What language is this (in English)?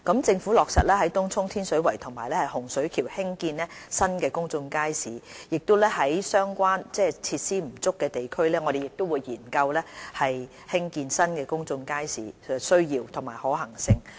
Cantonese